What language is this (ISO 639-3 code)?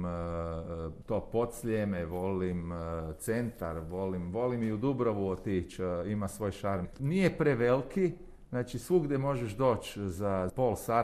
hrv